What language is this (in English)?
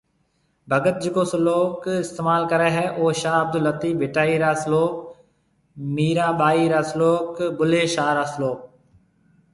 Marwari (Pakistan)